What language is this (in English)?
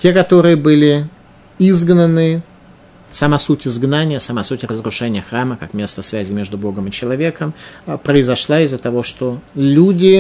Russian